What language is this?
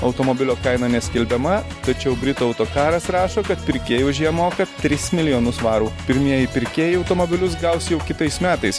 Lithuanian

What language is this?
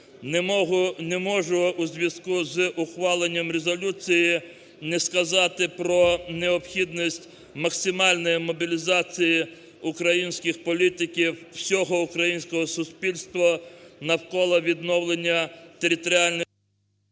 Ukrainian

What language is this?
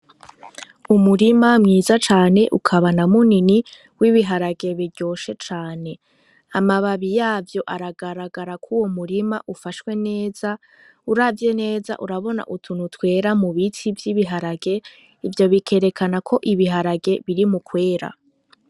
Rundi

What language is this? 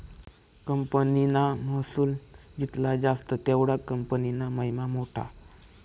Marathi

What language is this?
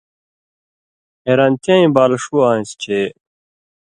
Indus Kohistani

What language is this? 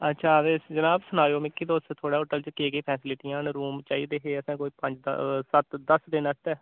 Dogri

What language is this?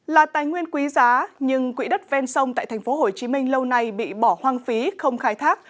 Vietnamese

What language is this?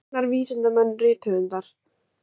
Icelandic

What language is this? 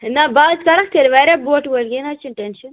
Kashmiri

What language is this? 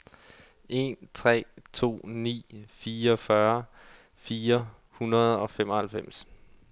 Danish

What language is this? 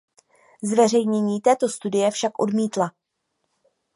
Czech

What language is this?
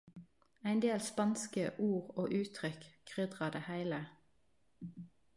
Norwegian Nynorsk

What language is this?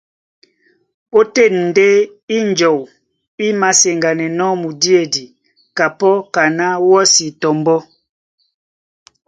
Duala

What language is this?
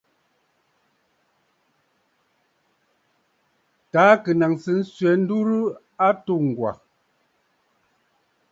Bafut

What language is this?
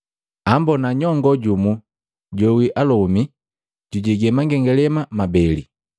Matengo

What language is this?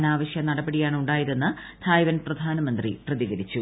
Malayalam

